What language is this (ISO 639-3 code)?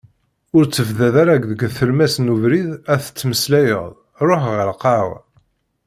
kab